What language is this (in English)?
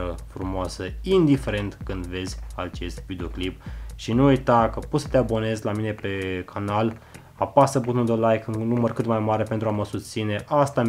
Romanian